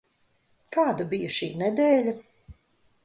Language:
Latvian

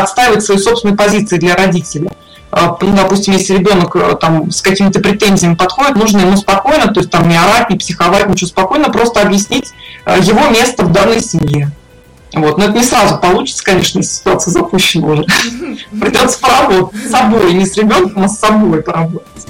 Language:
Russian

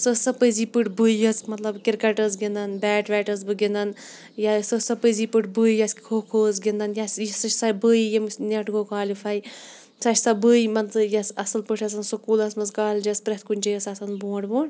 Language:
Kashmiri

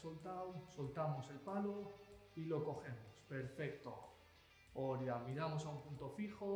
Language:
Spanish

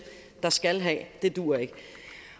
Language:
Danish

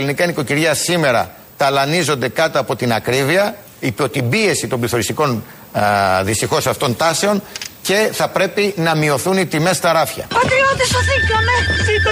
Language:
Greek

